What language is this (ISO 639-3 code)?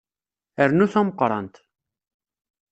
kab